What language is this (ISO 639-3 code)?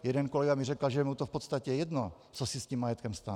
ces